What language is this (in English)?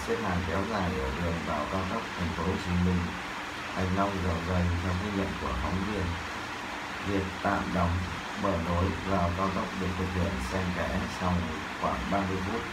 Vietnamese